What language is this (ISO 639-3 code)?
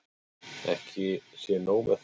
isl